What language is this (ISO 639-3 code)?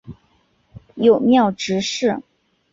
zho